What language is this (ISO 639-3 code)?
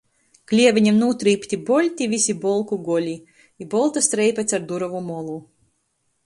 ltg